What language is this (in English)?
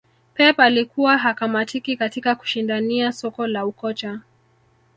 Swahili